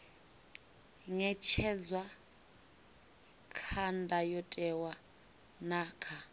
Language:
Venda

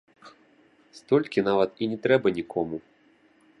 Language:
Belarusian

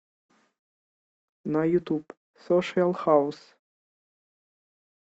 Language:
Russian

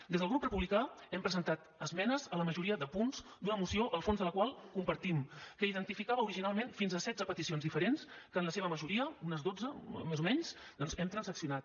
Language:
Catalan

